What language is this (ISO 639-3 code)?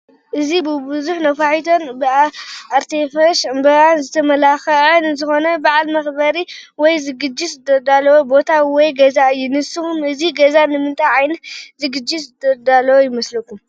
tir